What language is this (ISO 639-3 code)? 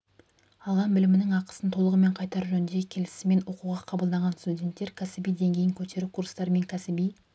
kaz